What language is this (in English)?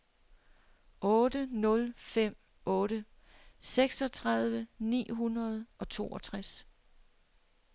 Danish